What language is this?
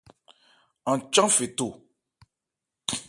Ebrié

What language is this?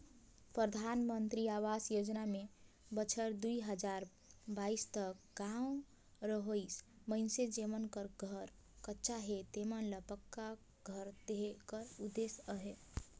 Chhattisgarhi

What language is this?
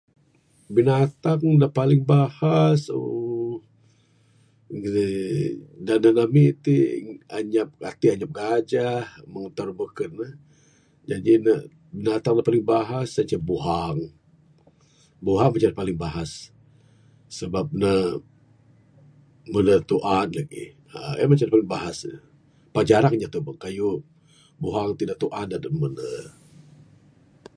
Bukar-Sadung Bidayuh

